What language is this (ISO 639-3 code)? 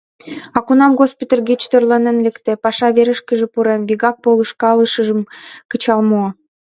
chm